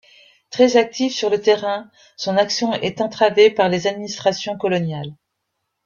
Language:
French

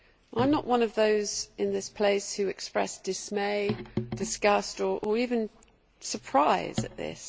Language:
English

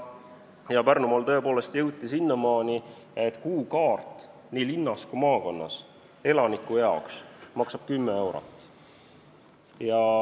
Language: Estonian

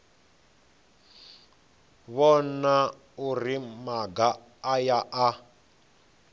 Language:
Venda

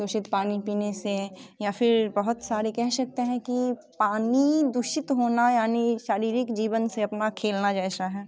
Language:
Hindi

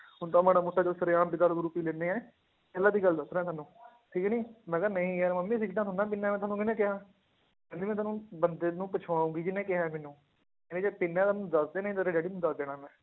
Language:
Punjabi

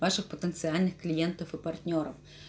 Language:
Russian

